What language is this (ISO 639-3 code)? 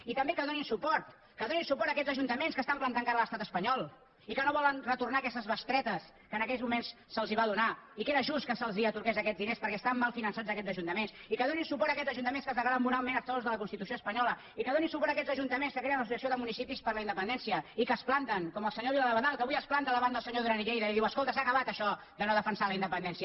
cat